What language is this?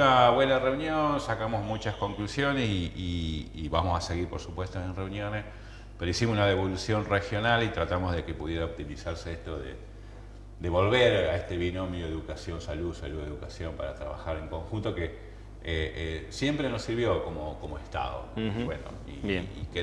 Spanish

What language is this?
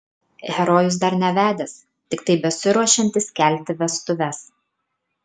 Lithuanian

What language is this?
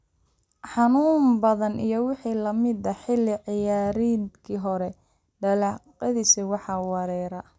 Somali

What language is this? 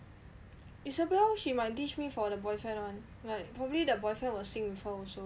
English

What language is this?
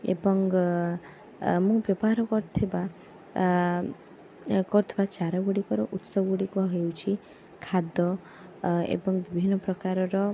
Odia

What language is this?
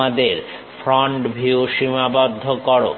Bangla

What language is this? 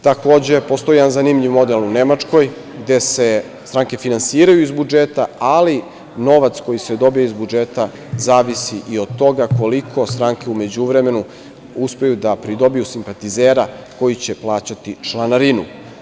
Serbian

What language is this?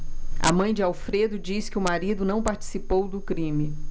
Portuguese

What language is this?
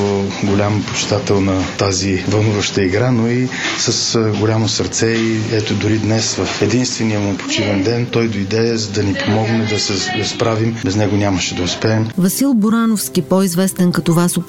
Bulgarian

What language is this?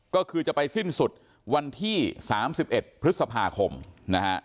Thai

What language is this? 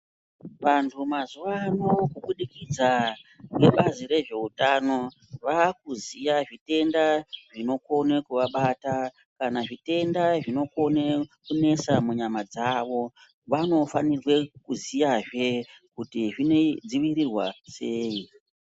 Ndau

